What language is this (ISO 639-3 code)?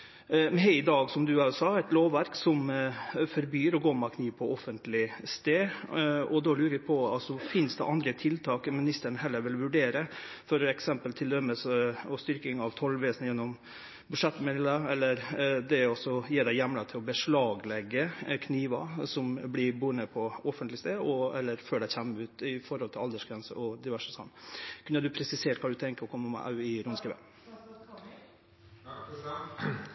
nor